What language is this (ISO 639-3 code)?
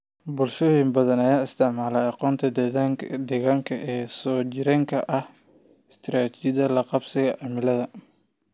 som